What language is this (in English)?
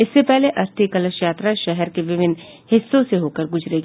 Hindi